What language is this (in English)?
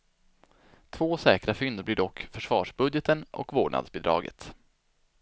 Swedish